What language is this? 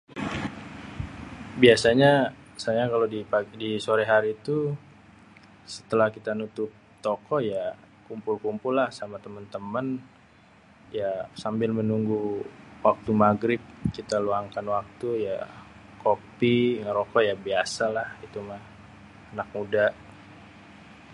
Betawi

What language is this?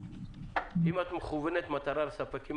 Hebrew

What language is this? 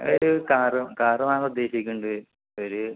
Malayalam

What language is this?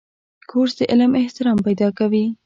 Pashto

